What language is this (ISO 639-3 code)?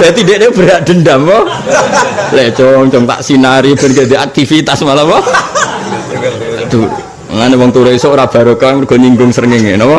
ind